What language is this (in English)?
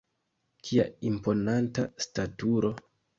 Esperanto